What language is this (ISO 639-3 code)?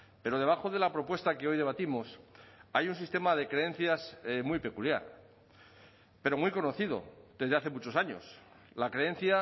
spa